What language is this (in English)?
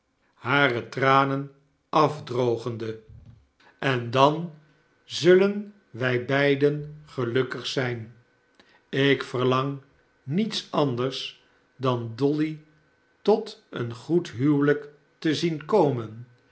Dutch